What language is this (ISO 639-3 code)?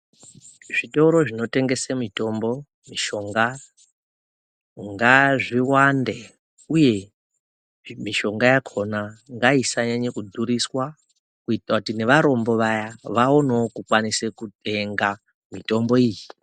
ndc